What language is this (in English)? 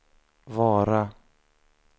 Swedish